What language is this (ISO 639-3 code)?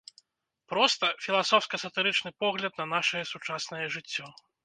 bel